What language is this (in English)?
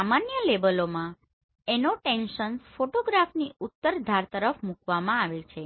Gujarati